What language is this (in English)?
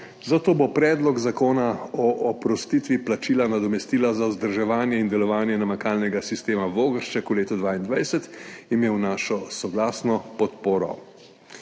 Slovenian